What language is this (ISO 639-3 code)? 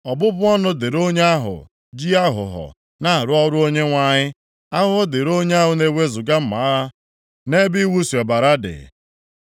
ibo